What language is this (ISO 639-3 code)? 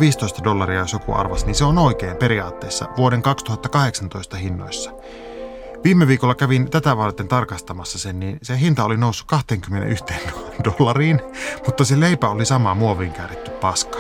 fin